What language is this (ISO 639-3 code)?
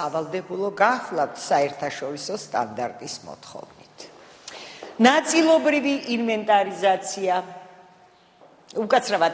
ron